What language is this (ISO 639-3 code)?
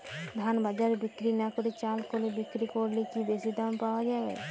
ben